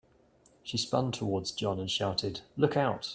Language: English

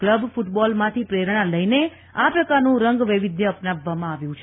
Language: Gujarati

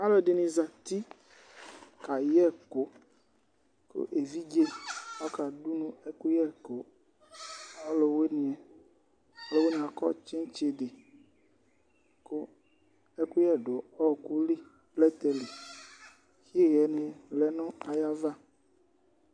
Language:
Ikposo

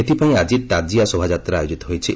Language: Odia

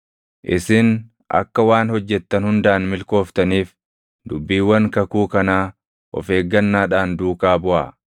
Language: Oromo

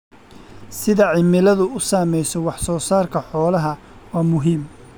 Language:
Somali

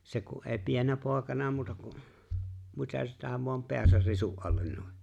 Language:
Finnish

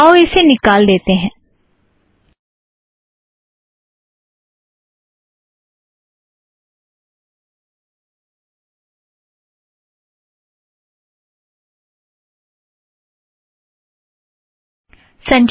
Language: Hindi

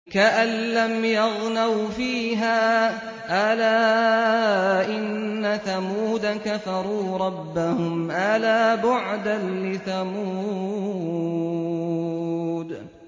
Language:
Arabic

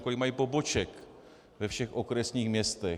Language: Czech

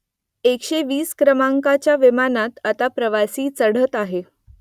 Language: Marathi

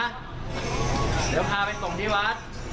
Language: Thai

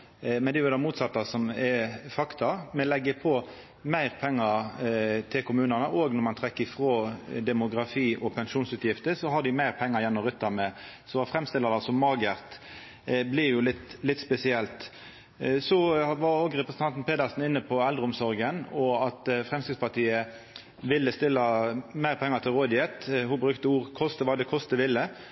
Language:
Norwegian Nynorsk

